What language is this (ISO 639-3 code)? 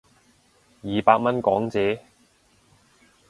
yue